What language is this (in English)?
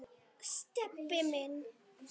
Icelandic